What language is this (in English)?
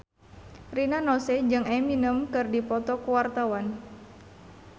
Sundanese